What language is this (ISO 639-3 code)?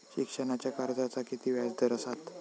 mar